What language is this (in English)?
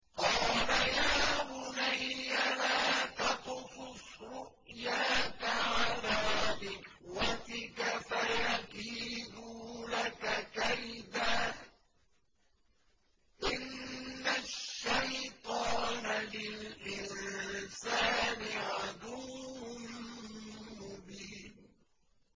Arabic